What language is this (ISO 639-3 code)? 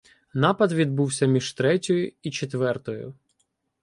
ukr